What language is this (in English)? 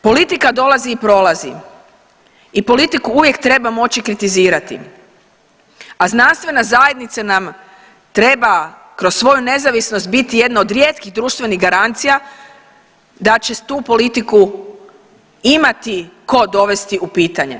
Croatian